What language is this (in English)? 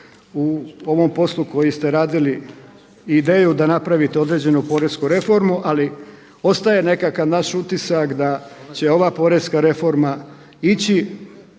Croatian